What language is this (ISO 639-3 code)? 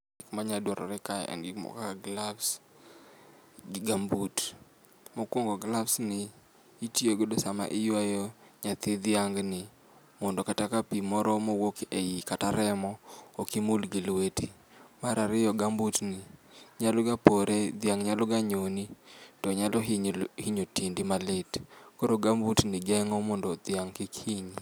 luo